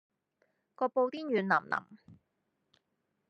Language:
Cantonese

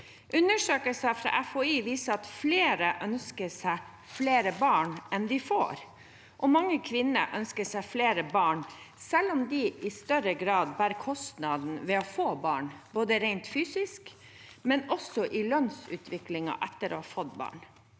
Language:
Norwegian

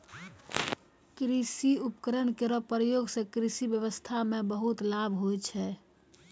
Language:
Maithili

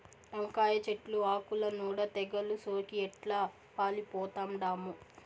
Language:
Telugu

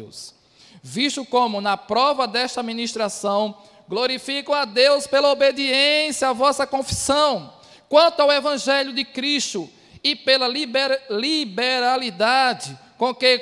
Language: Portuguese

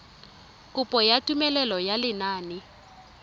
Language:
Tswana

